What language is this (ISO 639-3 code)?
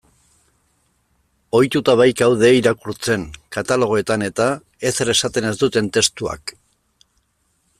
eus